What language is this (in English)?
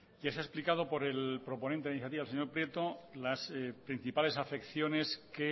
Spanish